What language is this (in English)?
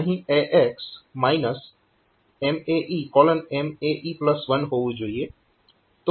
Gujarati